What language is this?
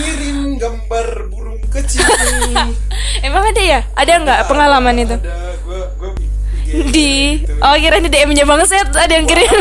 Indonesian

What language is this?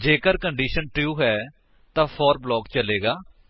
Punjabi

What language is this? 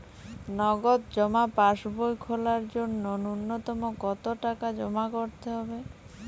Bangla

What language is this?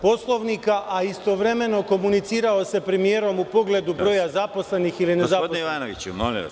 Serbian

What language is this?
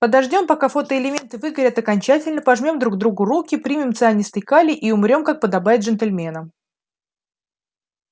Russian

